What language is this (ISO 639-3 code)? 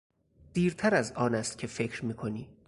fas